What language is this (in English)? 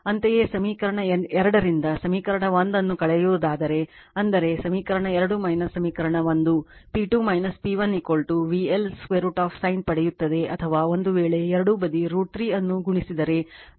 Kannada